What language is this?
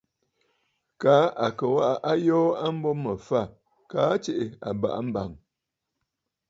Bafut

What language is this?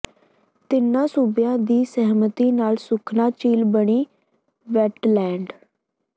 Punjabi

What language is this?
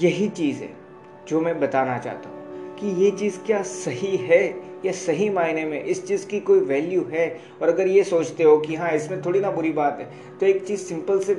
Hindi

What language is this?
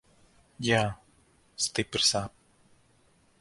Latvian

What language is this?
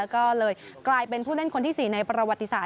Thai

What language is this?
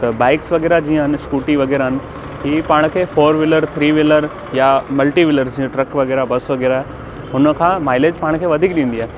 Sindhi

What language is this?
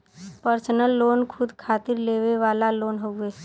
Bhojpuri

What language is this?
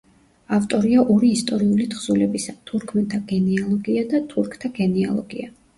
Georgian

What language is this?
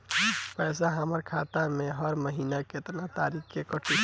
Bhojpuri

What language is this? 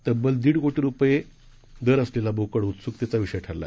Marathi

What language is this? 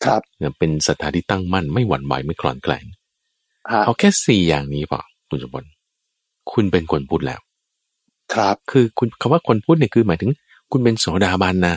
Thai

